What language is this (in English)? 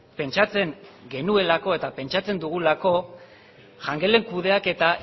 Basque